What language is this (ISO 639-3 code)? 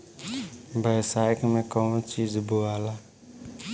bho